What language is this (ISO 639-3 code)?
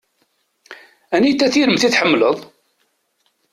kab